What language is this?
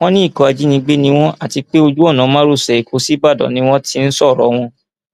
Yoruba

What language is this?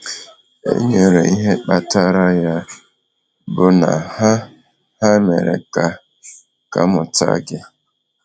Igbo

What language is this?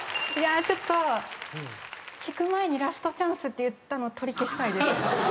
Japanese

